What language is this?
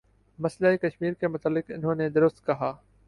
Urdu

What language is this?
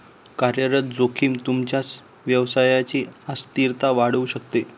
Marathi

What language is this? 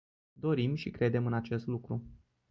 Romanian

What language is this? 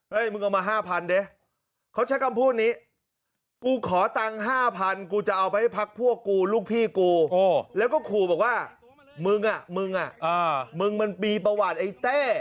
Thai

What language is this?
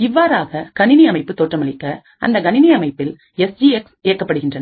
Tamil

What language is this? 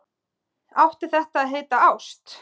Icelandic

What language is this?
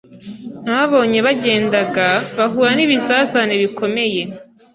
Kinyarwanda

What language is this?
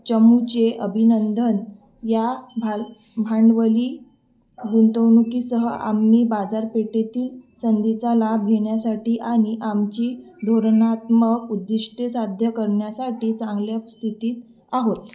Marathi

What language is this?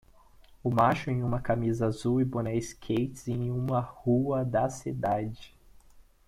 Portuguese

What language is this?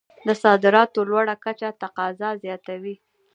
Pashto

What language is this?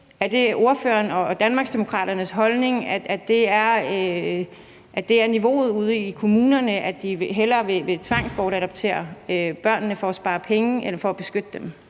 Danish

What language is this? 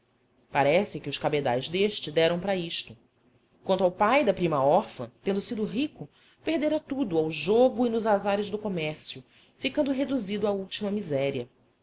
Portuguese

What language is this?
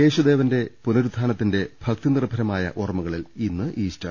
Malayalam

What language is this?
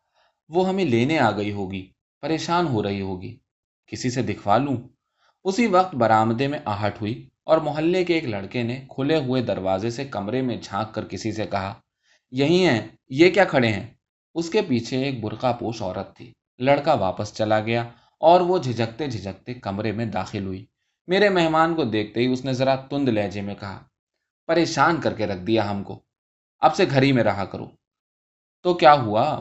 Urdu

